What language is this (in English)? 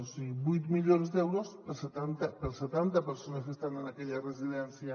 Catalan